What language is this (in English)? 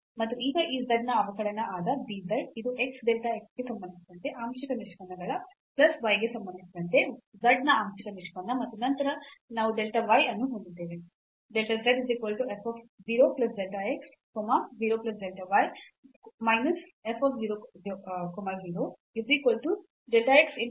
Kannada